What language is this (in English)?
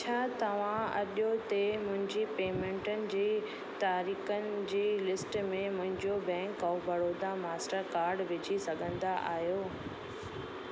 Sindhi